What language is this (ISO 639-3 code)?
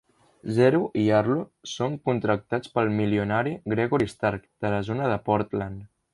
cat